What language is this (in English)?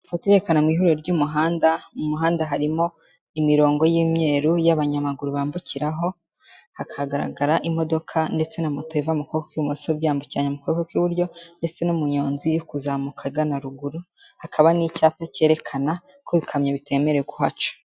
Kinyarwanda